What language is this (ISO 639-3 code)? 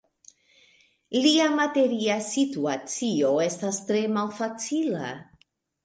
epo